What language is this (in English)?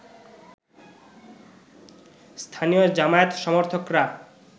Bangla